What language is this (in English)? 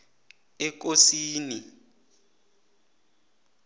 South Ndebele